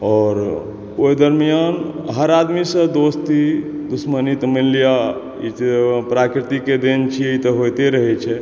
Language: Maithili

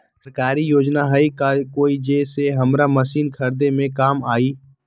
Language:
Magahi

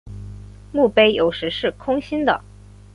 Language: Chinese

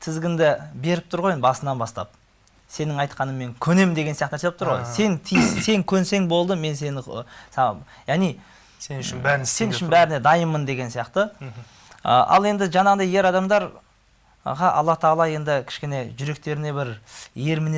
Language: Turkish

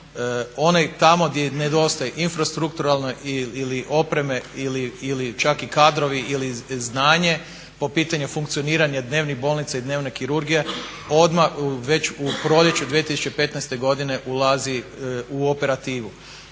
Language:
Croatian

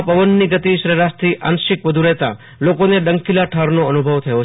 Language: Gujarati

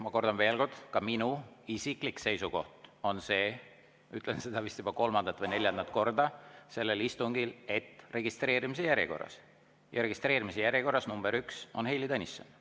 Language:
Estonian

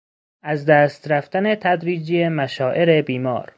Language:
Persian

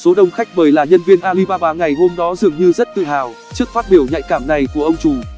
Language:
Vietnamese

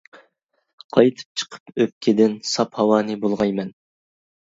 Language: Uyghur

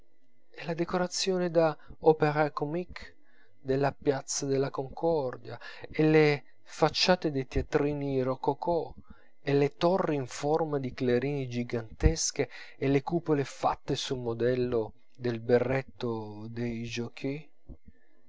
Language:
Italian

